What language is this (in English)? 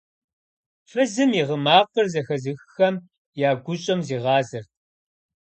Kabardian